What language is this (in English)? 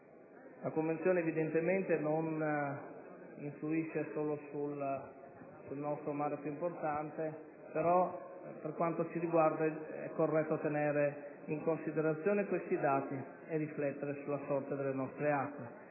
Italian